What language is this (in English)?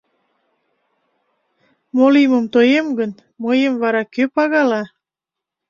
Mari